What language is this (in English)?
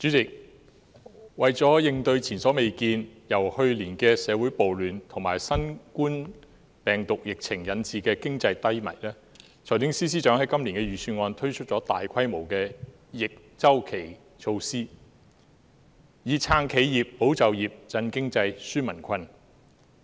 Cantonese